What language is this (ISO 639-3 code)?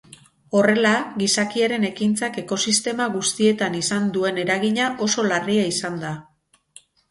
eus